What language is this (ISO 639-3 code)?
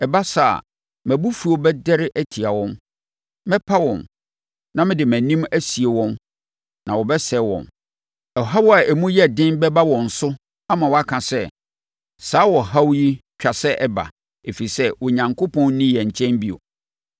aka